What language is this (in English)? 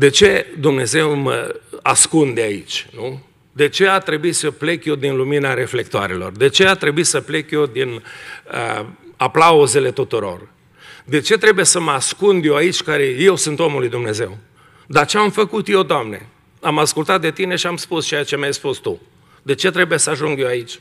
Romanian